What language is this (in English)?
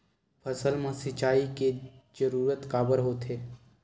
Chhattisgarhi